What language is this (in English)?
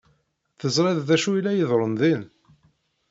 Kabyle